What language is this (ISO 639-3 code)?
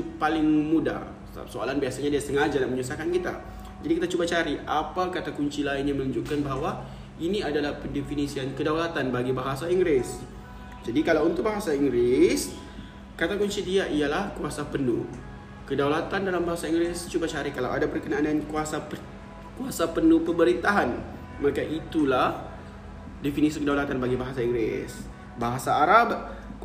msa